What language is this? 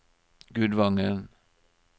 Norwegian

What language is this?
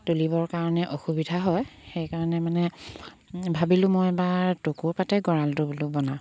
Assamese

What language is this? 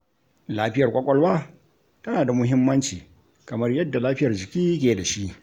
Hausa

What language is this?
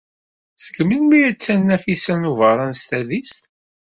Kabyle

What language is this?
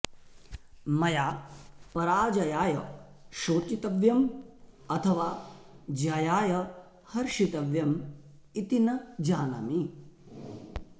Sanskrit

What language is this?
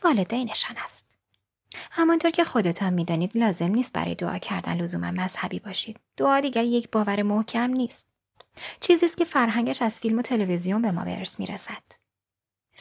Persian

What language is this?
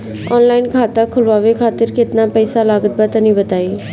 Bhojpuri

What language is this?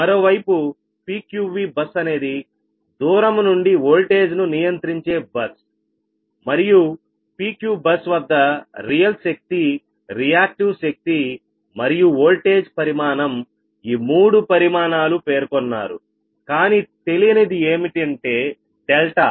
Telugu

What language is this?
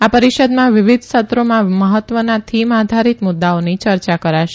Gujarati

